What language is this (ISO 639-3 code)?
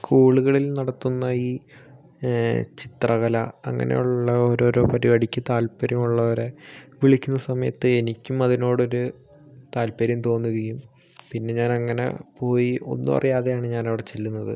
mal